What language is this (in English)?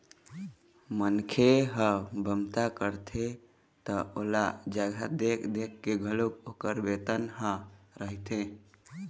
Chhattisgarhi